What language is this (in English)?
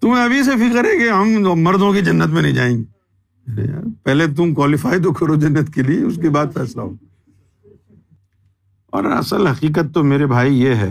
Urdu